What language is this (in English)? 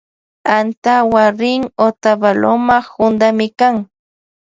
Loja Highland Quichua